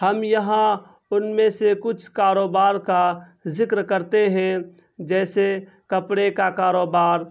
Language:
Urdu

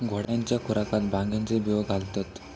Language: Marathi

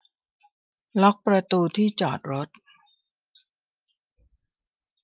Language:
Thai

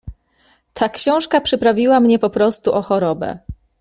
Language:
Polish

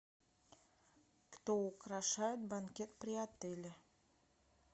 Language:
Russian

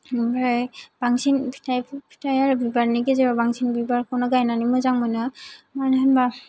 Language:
Bodo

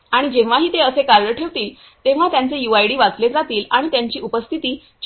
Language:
Marathi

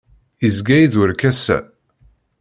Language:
Kabyle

